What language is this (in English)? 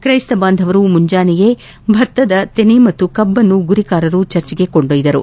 Kannada